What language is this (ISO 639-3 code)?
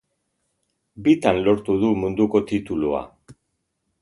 eus